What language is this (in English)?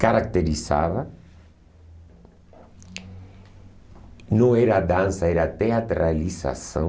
Portuguese